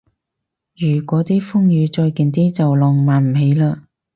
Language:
Cantonese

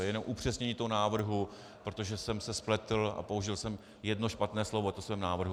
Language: Czech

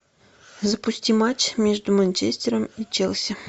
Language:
Russian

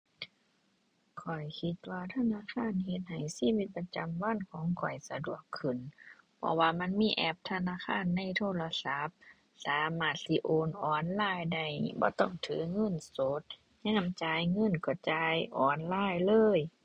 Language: Thai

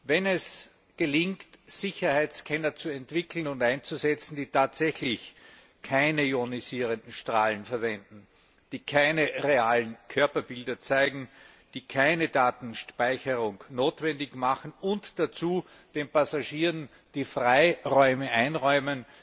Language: German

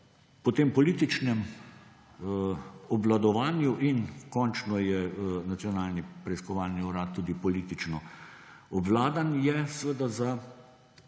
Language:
Slovenian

